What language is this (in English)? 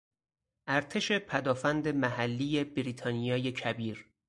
Persian